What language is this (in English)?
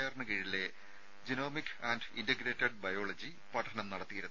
Malayalam